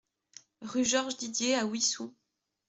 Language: French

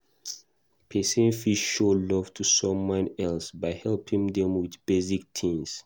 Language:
Nigerian Pidgin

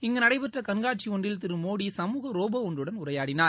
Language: Tamil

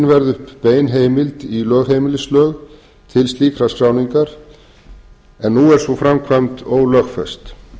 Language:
Icelandic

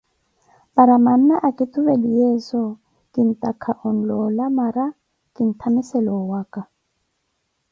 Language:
Koti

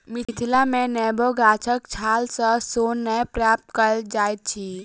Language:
Maithili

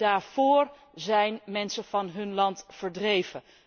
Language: Dutch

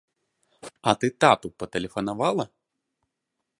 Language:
Belarusian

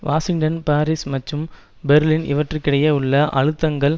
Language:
Tamil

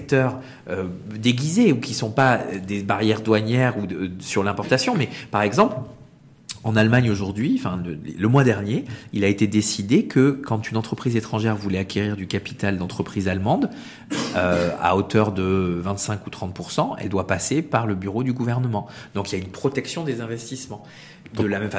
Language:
French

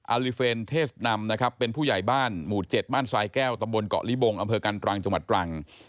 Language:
Thai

